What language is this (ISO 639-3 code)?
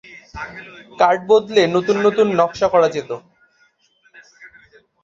ben